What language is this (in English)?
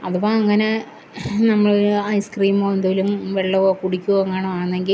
Malayalam